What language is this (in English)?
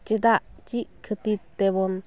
Santali